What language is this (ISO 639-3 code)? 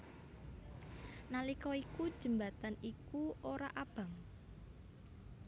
jav